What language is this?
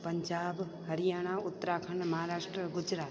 Sindhi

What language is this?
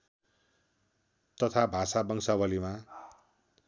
Nepali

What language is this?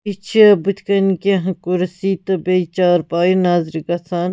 Kashmiri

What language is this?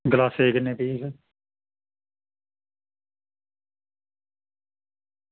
Dogri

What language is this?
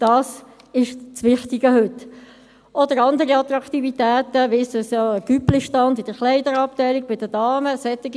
Swiss German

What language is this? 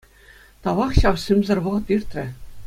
Chuvash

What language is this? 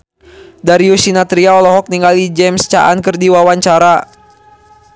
Sundanese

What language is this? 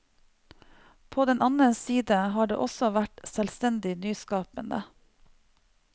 Norwegian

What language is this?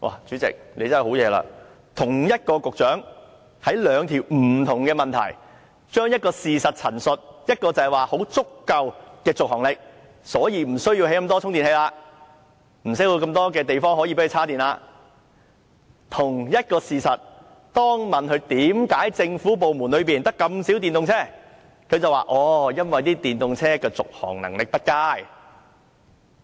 Cantonese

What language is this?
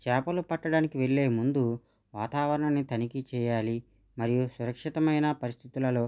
Telugu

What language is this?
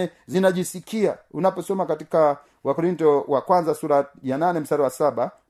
Swahili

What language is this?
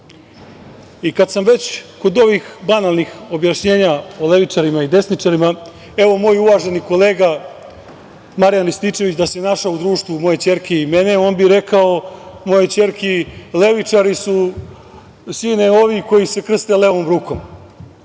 Serbian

